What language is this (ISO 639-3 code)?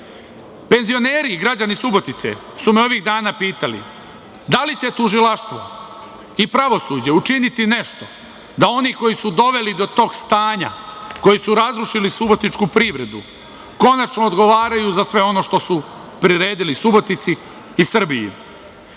srp